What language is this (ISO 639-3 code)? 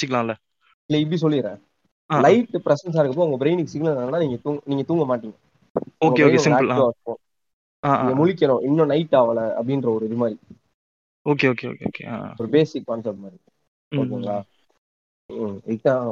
tam